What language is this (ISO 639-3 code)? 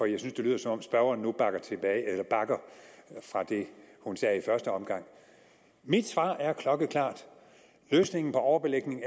dan